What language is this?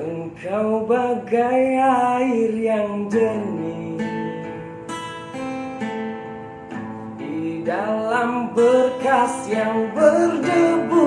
Abkhazian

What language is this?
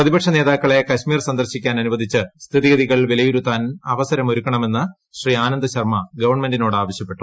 Malayalam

